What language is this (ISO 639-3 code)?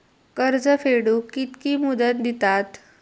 mar